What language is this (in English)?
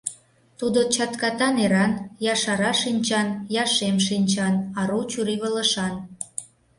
Mari